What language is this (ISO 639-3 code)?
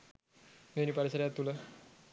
sin